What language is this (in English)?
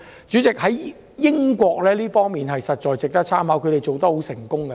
Cantonese